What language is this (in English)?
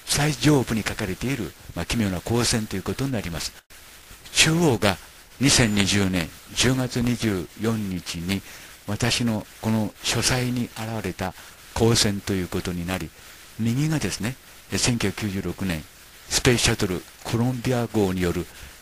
Japanese